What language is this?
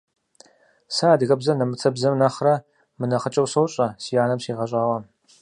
Kabardian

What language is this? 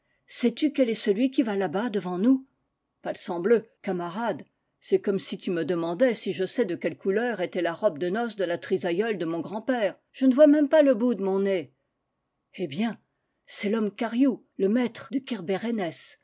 French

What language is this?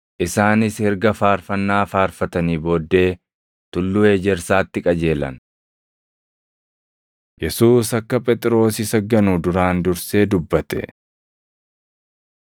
Oromo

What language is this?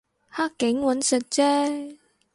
Cantonese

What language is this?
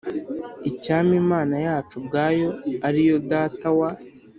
Kinyarwanda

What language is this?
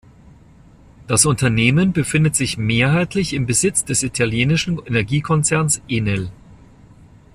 German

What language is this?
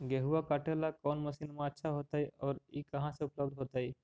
Magahi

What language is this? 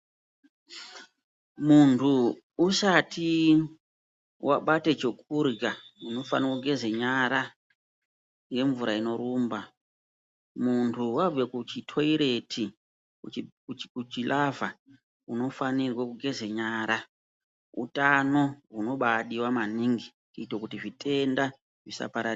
Ndau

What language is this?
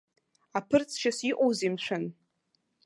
Abkhazian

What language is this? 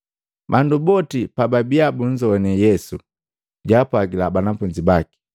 Matengo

